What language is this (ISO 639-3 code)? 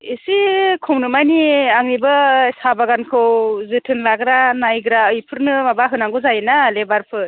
brx